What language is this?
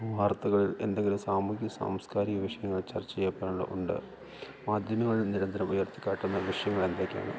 Malayalam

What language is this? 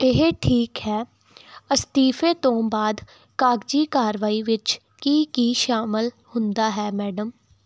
Punjabi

